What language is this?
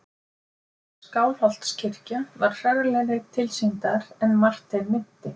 Icelandic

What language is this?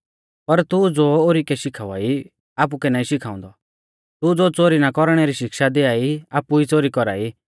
Mahasu Pahari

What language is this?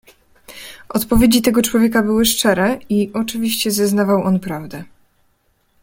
Polish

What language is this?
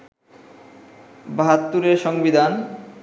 Bangla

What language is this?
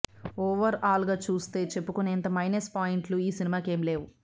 Telugu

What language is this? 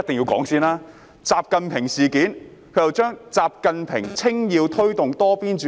Cantonese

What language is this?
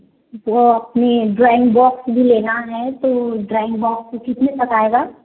Hindi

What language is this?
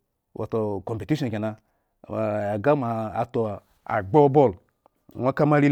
Eggon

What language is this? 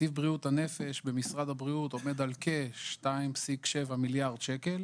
Hebrew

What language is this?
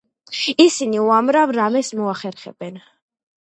Georgian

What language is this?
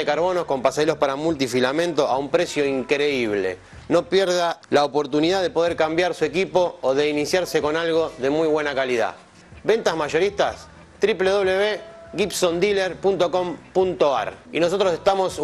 Spanish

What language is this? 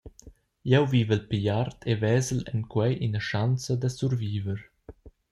Romansh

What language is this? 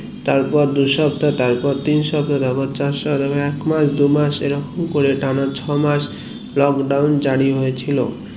Bangla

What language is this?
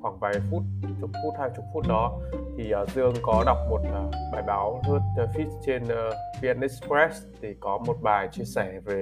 Vietnamese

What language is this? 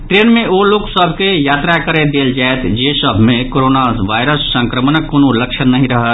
Maithili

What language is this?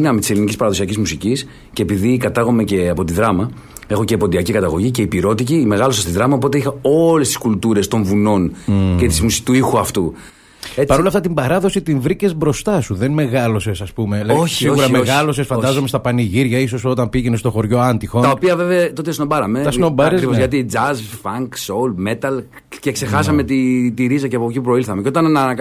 Greek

